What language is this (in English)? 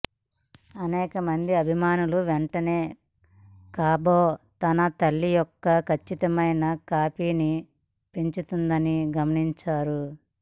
Telugu